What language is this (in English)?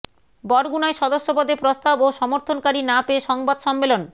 Bangla